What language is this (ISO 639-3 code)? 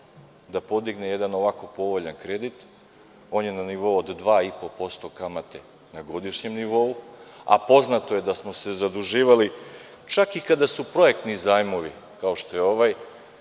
srp